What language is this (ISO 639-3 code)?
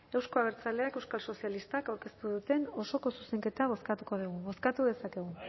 eus